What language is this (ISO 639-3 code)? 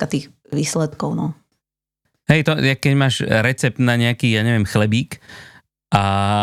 slk